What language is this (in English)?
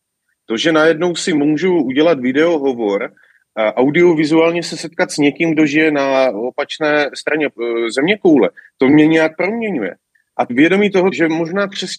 Czech